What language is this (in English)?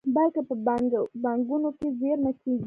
Pashto